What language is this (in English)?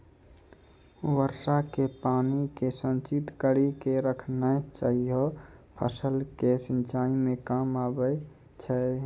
Maithili